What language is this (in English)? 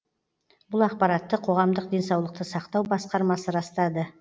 Kazakh